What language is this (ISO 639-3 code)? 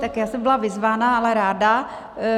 ces